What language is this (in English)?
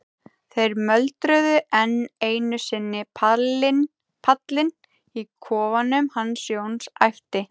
Icelandic